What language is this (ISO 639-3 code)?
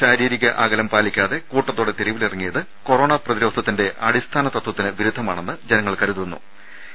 mal